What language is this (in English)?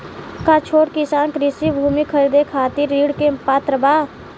Bhojpuri